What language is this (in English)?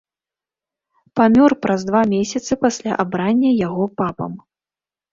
Belarusian